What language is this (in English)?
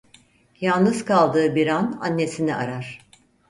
Turkish